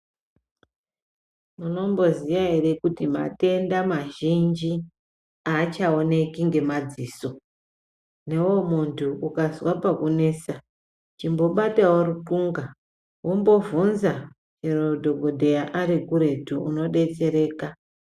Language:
Ndau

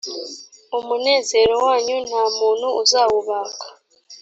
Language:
Kinyarwanda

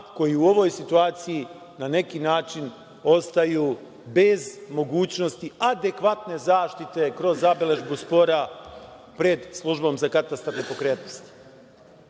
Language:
Serbian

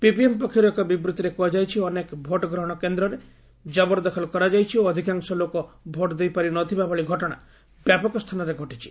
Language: Odia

